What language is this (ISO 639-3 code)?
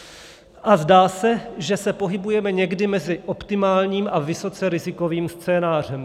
ces